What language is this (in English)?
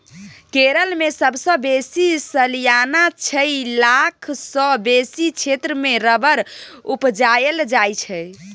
Maithili